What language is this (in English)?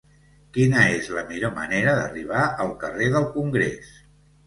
Catalan